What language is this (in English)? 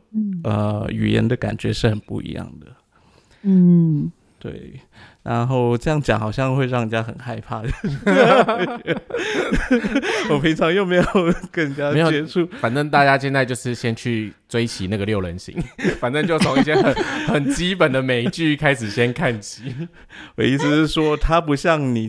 Chinese